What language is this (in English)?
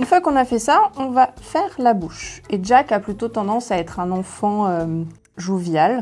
French